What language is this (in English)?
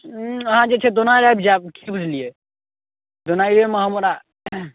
Maithili